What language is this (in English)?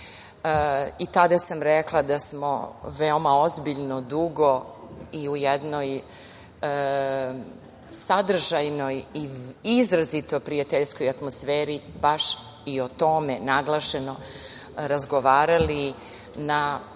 Serbian